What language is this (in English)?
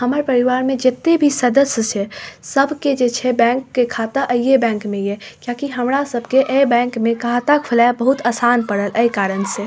Maithili